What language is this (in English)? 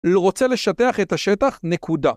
Hebrew